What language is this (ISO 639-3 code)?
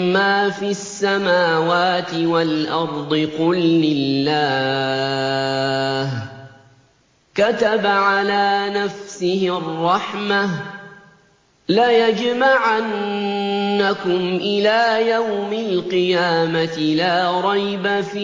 ara